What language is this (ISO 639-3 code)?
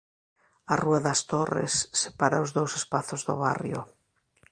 glg